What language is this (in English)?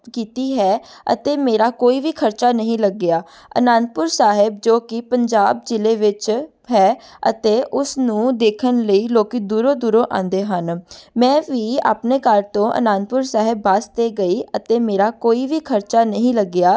Punjabi